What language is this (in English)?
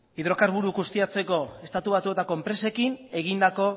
Basque